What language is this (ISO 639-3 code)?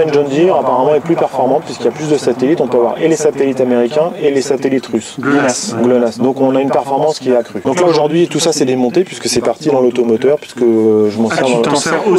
fra